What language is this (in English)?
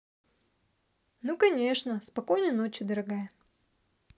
Russian